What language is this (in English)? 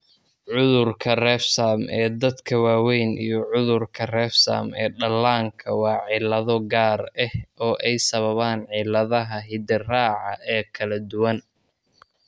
Somali